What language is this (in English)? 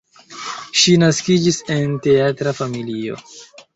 Esperanto